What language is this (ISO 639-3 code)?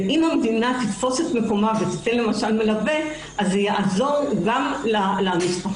heb